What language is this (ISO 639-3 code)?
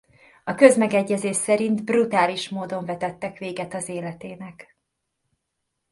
hun